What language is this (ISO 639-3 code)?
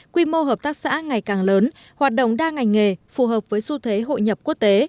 vie